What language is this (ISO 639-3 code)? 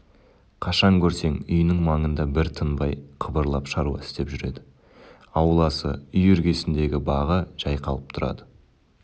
kaz